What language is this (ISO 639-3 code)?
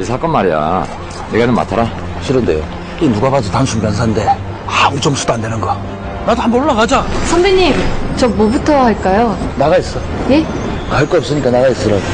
kor